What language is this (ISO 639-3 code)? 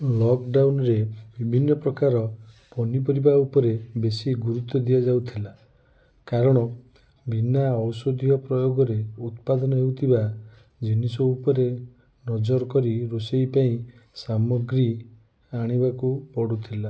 ori